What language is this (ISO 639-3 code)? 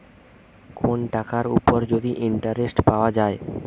ben